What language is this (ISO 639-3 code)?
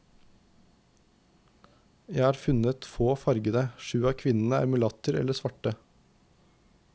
nor